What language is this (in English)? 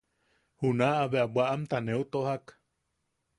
Yaqui